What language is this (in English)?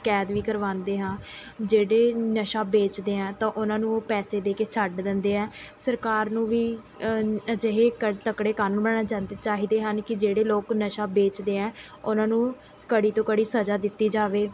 Punjabi